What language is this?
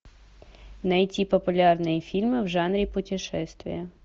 Russian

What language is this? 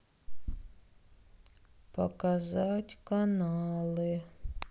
Russian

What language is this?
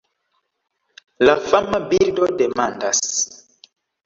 Esperanto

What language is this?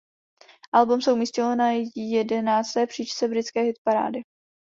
Czech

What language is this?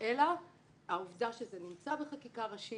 Hebrew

